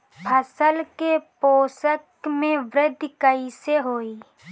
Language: Bhojpuri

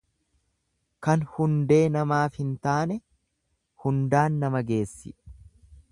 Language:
Oromo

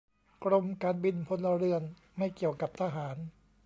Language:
Thai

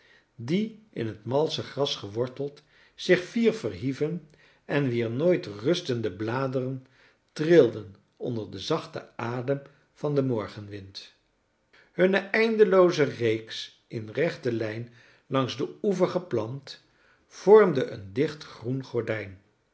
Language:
Dutch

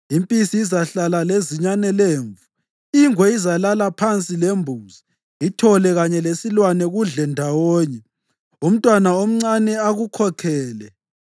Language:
North Ndebele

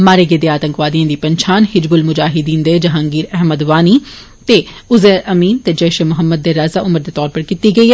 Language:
Dogri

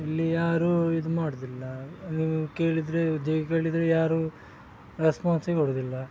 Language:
Kannada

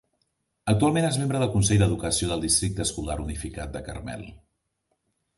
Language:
Catalan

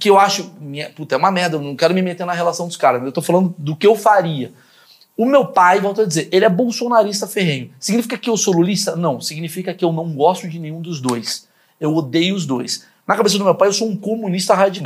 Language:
Portuguese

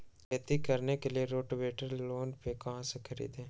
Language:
Magahi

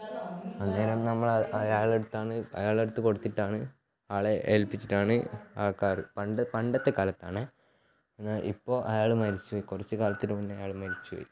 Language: Malayalam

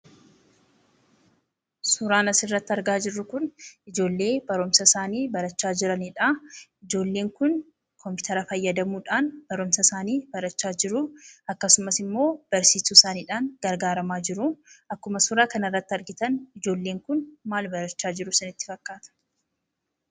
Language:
Oromo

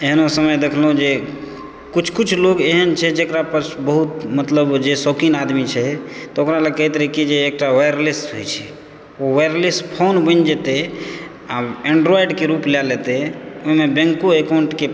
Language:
Maithili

